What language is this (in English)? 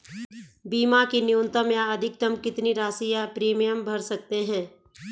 Hindi